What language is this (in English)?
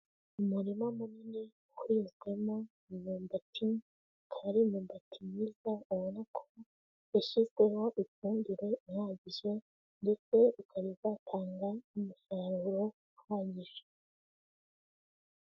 Kinyarwanda